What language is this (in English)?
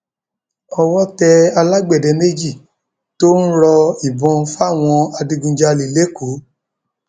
Yoruba